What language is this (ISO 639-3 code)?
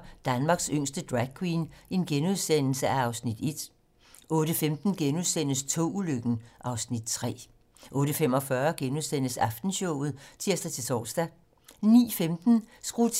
dan